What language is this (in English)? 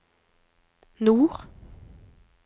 Norwegian